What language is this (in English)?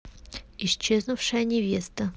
Russian